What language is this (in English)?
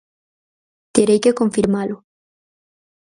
Galician